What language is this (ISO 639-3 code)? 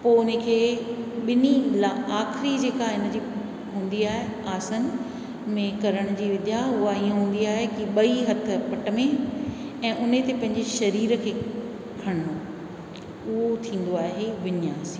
snd